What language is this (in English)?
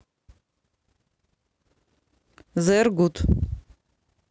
Russian